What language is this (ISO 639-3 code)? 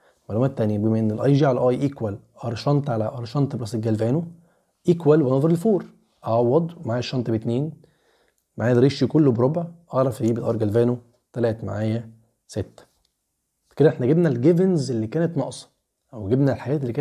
ara